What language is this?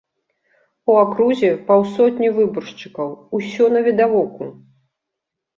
Belarusian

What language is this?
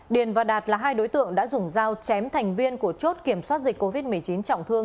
Vietnamese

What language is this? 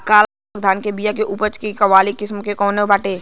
Bhojpuri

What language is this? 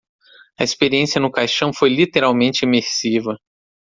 Portuguese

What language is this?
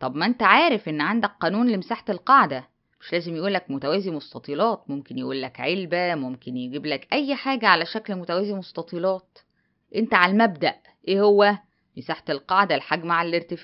Arabic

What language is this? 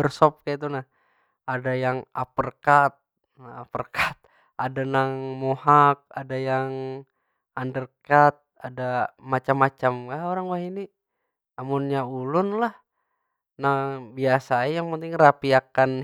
Banjar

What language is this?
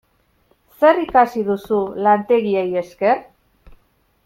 Basque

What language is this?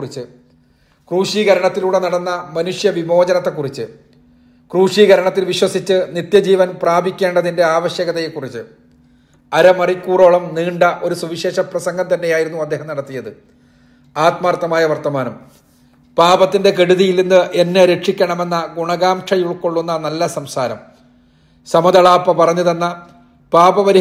Malayalam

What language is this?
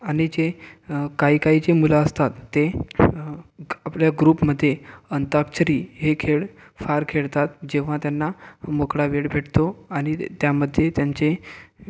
Marathi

